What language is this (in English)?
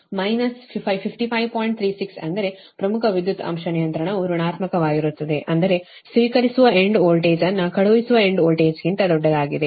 Kannada